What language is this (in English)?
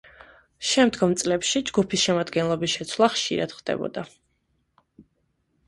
Georgian